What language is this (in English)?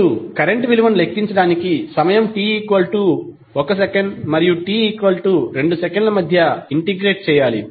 Telugu